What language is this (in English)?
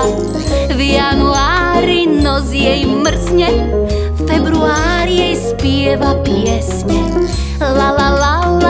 Czech